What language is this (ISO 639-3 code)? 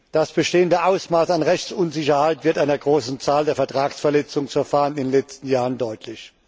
deu